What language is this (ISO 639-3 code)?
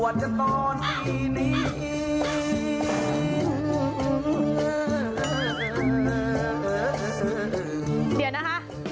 tha